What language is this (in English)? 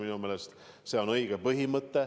Estonian